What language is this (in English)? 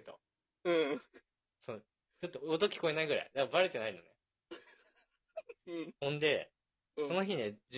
Japanese